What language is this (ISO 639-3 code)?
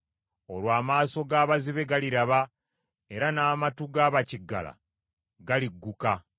lug